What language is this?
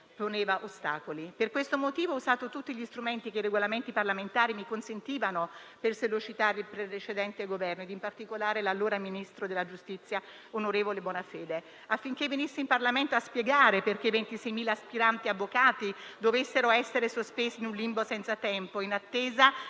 Italian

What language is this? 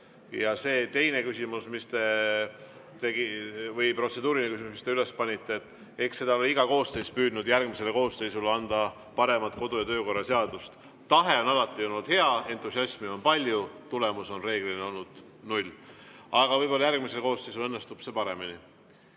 Estonian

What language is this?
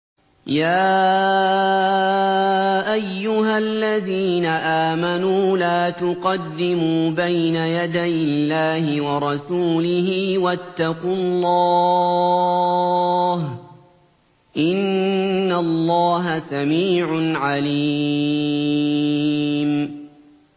Arabic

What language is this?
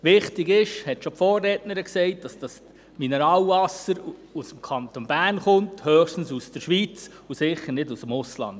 Swiss German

